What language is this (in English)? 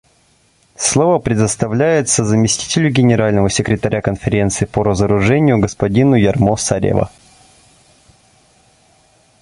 Russian